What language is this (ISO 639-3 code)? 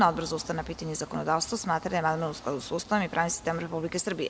srp